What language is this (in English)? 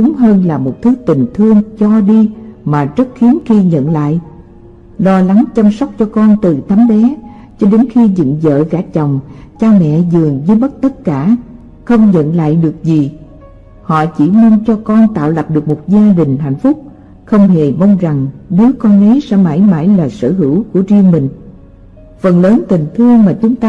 Vietnamese